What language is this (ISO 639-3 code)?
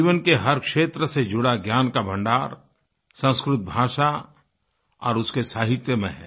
hin